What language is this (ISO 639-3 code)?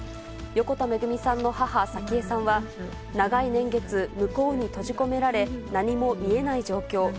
jpn